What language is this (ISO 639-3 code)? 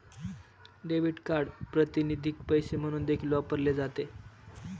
mar